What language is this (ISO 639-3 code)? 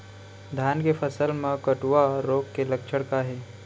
hne